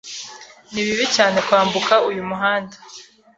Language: Kinyarwanda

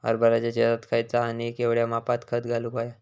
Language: Marathi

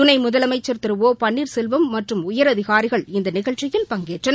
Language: Tamil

